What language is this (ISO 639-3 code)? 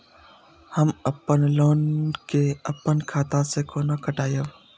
mai